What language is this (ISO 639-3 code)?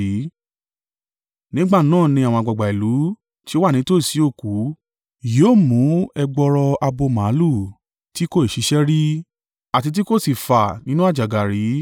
yor